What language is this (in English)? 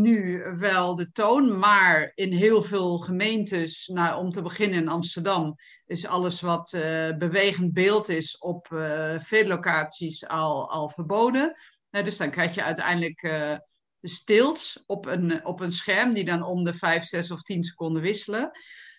Dutch